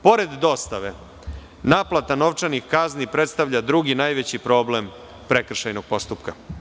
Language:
Serbian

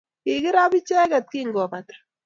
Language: Kalenjin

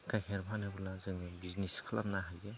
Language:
Bodo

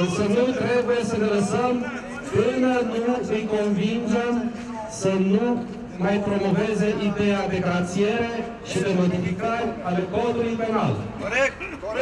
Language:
Romanian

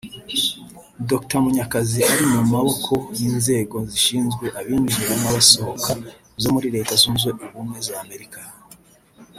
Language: Kinyarwanda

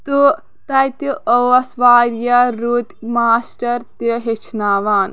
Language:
Kashmiri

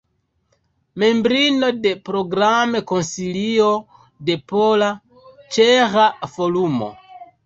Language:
Esperanto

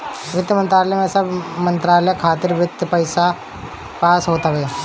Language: Bhojpuri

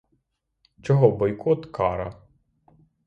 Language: Ukrainian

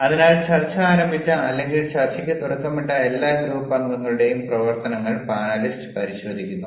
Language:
Malayalam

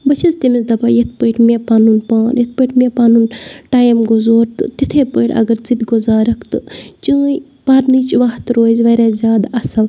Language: Kashmiri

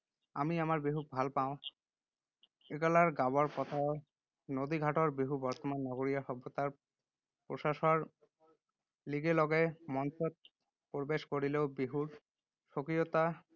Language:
Assamese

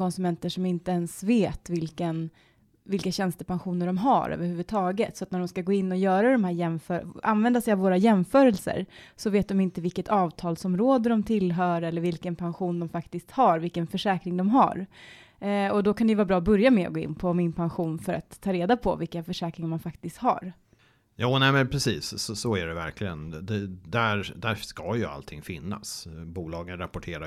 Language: Swedish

